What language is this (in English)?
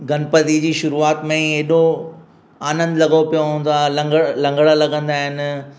Sindhi